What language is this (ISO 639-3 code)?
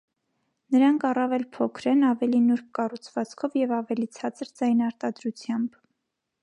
hye